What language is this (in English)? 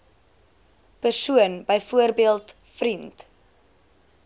Afrikaans